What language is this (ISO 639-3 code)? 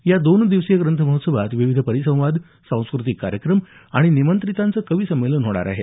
mar